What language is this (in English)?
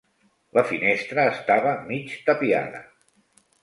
Catalan